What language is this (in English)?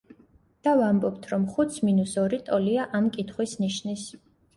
Georgian